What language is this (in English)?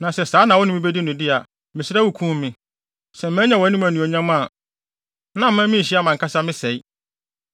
Akan